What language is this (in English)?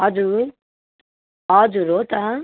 Nepali